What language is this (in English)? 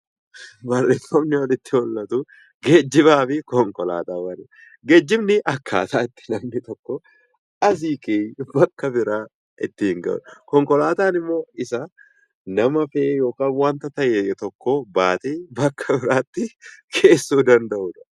Oromo